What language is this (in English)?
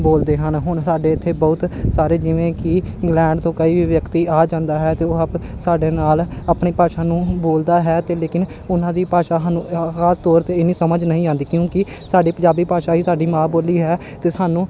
Punjabi